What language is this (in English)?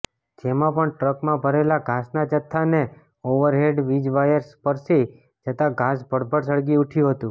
Gujarati